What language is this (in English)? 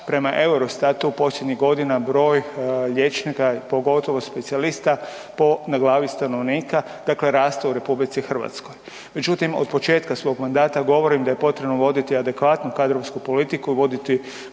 Croatian